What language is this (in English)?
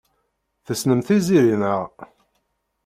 Kabyle